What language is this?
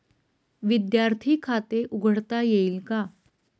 Marathi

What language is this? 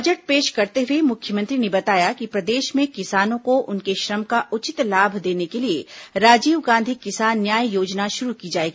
Hindi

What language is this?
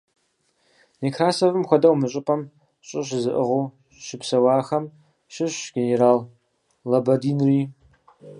Kabardian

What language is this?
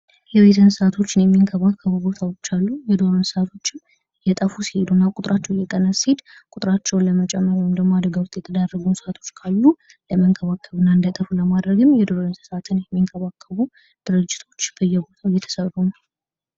Amharic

